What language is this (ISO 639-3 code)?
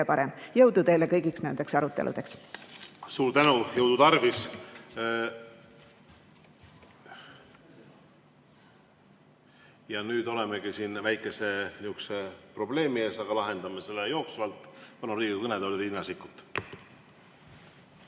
est